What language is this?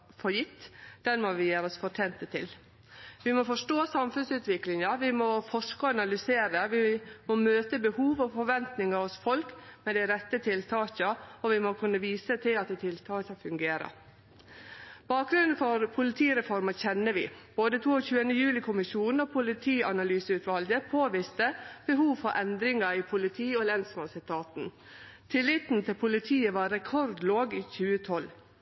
Norwegian Nynorsk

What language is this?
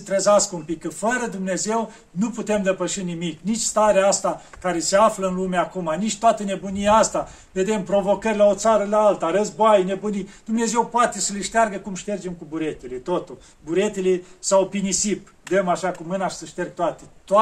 Romanian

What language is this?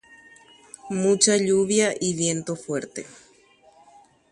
Guarani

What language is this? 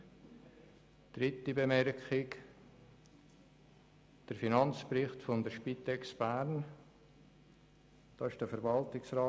Swiss German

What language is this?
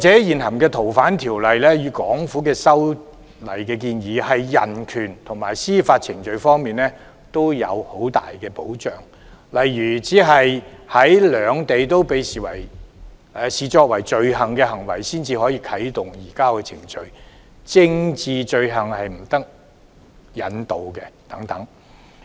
Cantonese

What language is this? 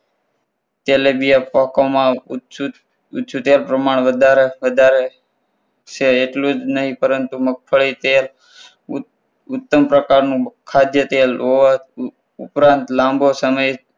Gujarati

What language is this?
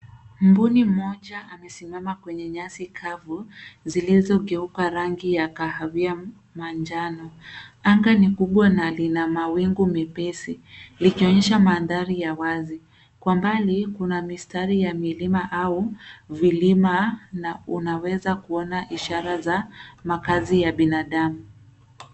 Swahili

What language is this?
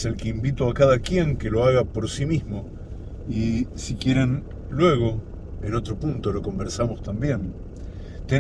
Spanish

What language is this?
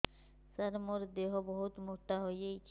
Odia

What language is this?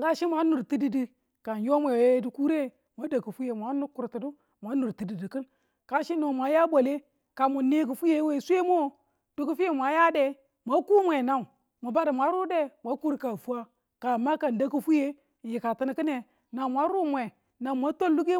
Tula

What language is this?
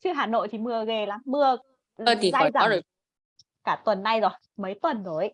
Vietnamese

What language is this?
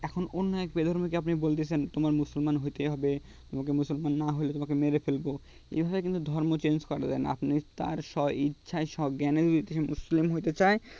Bangla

